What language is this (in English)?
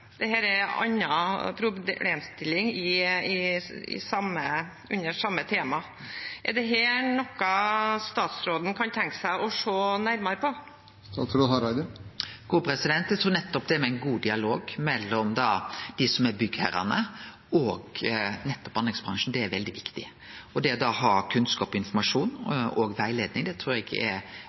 Norwegian